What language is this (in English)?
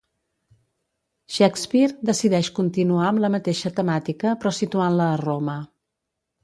Catalan